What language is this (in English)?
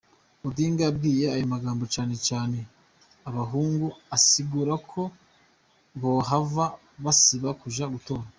Kinyarwanda